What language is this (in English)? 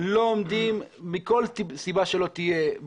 Hebrew